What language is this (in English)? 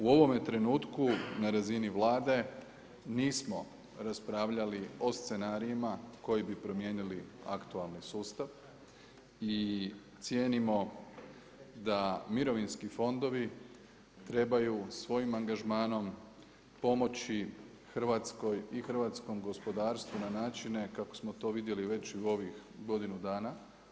Croatian